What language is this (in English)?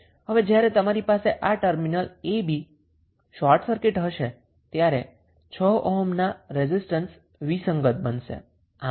Gujarati